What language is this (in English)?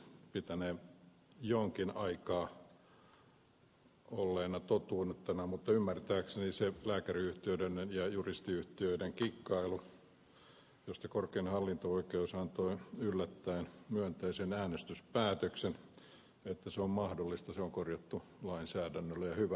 Finnish